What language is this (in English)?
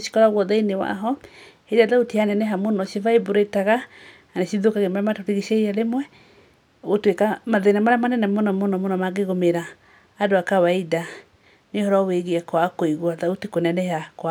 Kikuyu